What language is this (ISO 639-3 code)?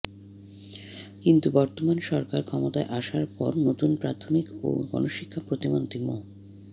ben